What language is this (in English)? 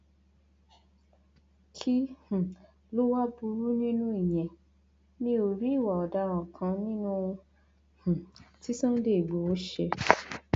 Yoruba